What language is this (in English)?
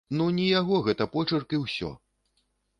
Belarusian